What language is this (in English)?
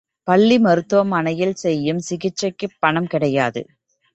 Tamil